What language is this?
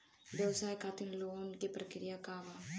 Bhojpuri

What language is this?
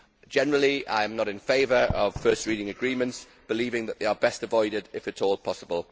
English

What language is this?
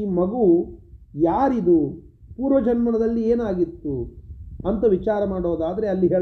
Kannada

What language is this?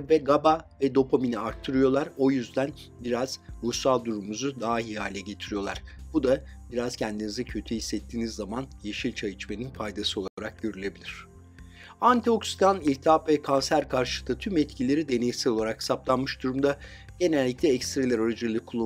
Turkish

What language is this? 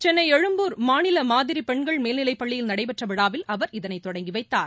Tamil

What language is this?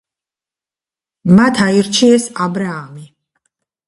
Georgian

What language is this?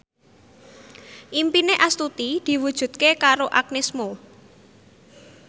Javanese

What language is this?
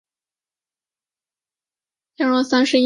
Chinese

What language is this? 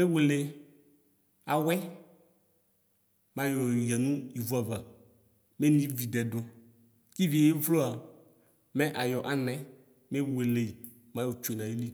Ikposo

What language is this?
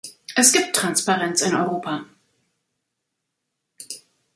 German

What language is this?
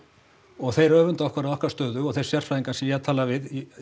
Icelandic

